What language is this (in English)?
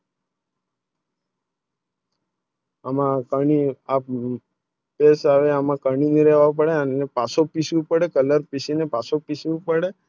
Gujarati